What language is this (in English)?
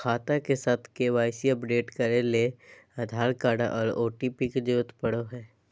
Magahi